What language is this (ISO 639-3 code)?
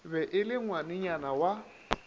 nso